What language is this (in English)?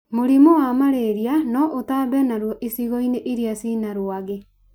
Kikuyu